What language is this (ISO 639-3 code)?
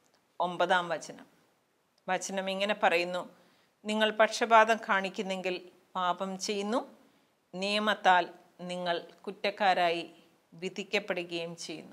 mal